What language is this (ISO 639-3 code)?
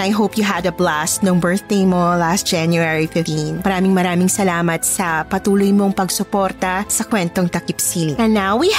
fil